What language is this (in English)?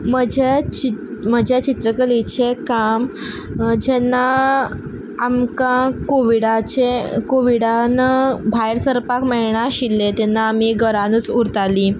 Konkani